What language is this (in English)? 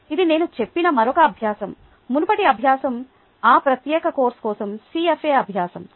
Telugu